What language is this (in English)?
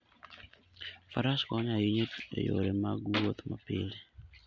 Luo (Kenya and Tanzania)